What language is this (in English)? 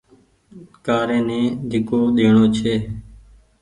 Goaria